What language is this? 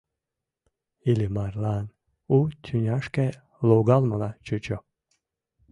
Mari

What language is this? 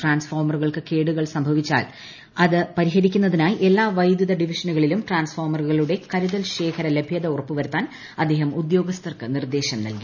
Malayalam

